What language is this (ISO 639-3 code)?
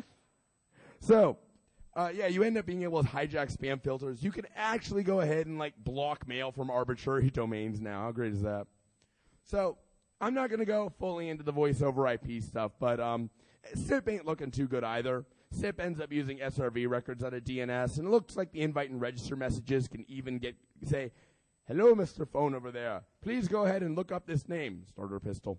eng